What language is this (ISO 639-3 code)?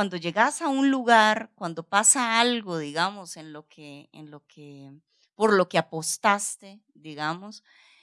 spa